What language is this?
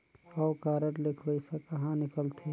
Chhattisgarhi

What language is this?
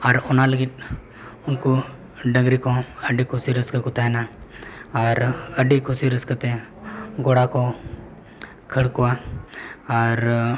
Santali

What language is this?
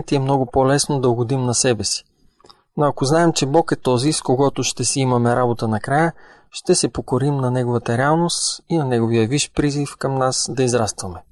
Bulgarian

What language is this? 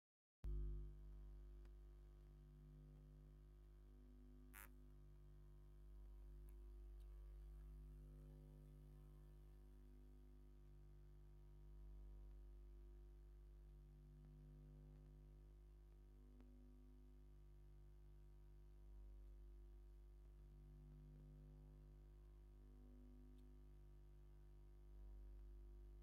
Tigrinya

